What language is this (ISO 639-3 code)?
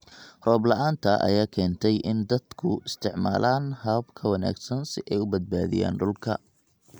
som